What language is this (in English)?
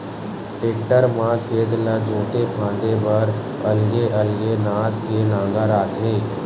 Chhattisgarhi